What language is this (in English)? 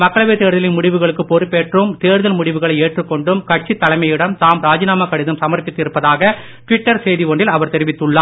Tamil